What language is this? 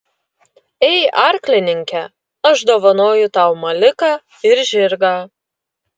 Lithuanian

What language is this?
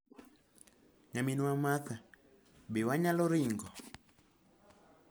Luo (Kenya and Tanzania)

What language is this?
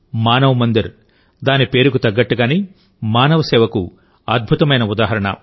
Telugu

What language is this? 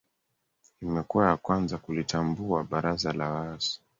Swahili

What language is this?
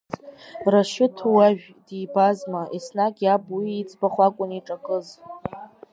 Abkhazian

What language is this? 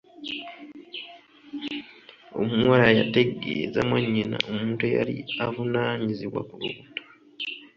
Ganda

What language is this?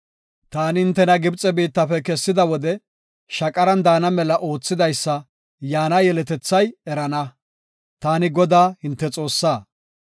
Gofa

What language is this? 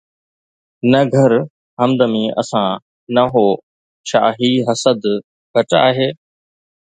Sindhi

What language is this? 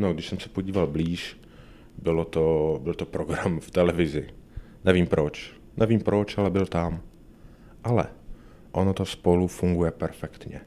Czech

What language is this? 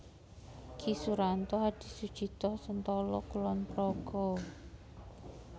Javanese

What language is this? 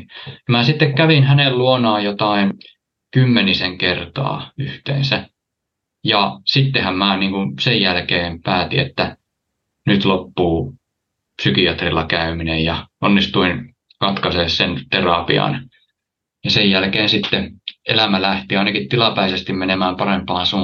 Finnish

